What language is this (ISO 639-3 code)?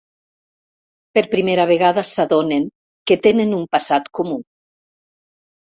cat